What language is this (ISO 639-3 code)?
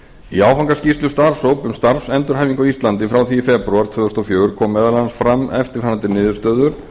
isl